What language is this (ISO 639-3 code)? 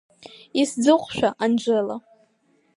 abk